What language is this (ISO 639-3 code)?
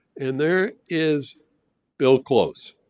eng